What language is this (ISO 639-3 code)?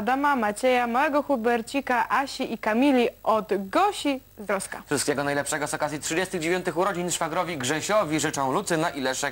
pol